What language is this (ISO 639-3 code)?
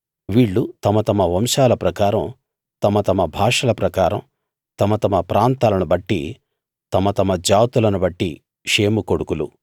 tel